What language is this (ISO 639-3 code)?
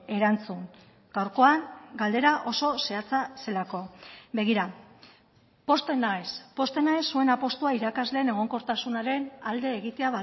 eus